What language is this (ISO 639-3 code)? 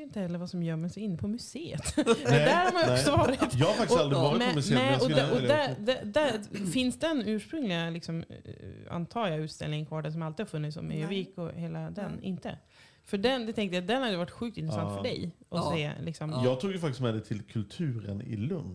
swe